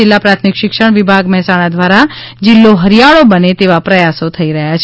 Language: Gujarati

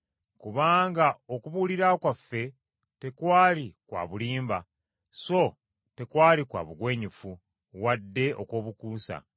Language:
Ganda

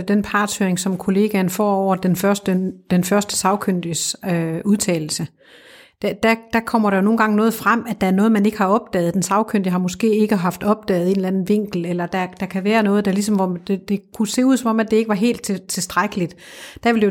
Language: Danish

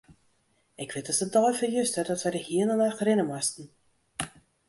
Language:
Western Frisian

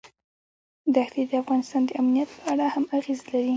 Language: Pashto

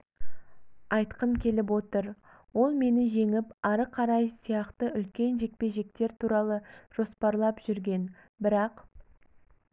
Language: Kazakh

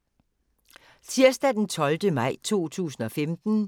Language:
Danish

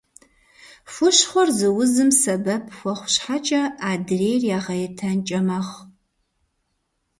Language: Kabardian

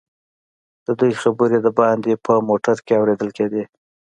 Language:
Pashto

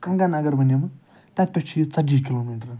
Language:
Kashmiri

